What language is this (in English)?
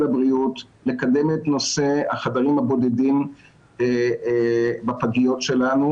Hebrew